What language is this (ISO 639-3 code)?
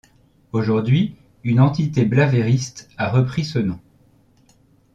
fra